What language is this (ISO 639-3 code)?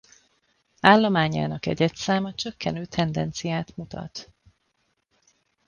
hun